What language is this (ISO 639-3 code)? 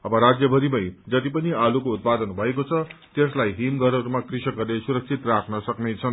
nep